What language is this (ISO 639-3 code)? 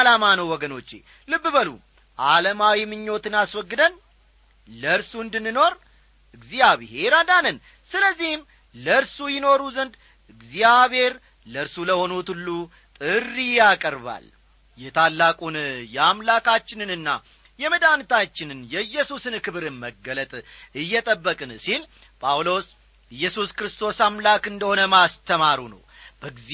amh